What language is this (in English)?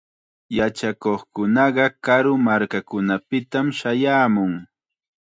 Chiquián Ancash Quechua